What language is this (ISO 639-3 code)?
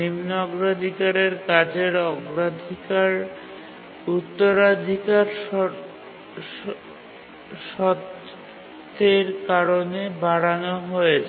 ben